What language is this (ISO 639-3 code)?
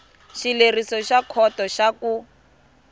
tso